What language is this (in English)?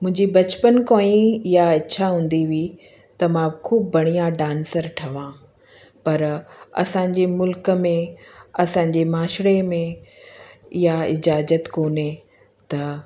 Sindhi